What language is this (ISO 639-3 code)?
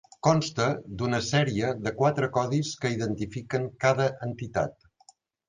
cat